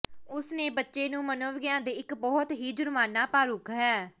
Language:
Punjabi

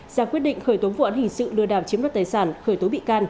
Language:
Vietnamese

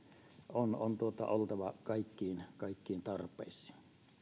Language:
Finnish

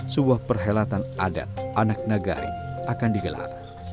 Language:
Indonesian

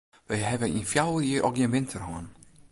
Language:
Western Frisian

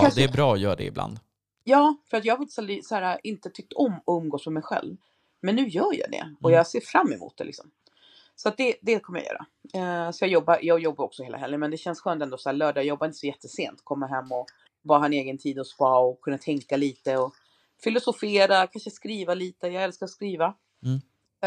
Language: Swedish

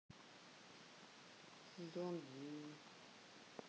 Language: Russian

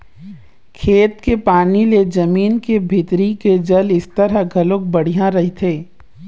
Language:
Chhattisgarhi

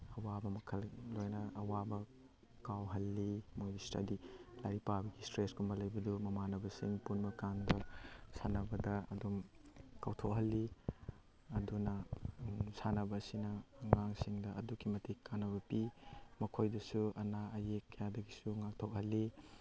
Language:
Manipuri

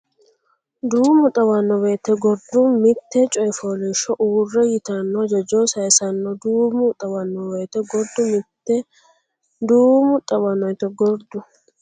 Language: Sidamo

